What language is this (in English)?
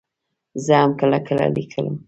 Pashto